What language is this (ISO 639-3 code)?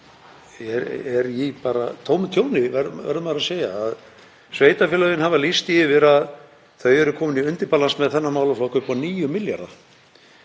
isl